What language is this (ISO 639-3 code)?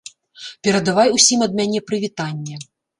bel